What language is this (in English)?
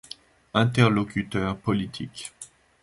French